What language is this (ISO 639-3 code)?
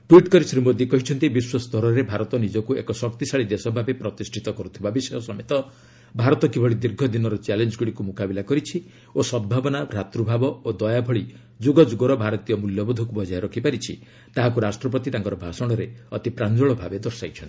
ori